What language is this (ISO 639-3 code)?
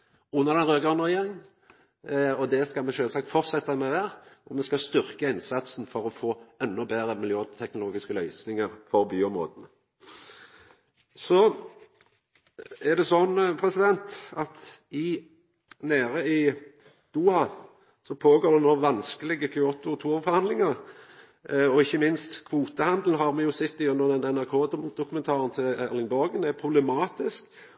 nno